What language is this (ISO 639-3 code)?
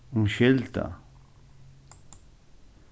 fao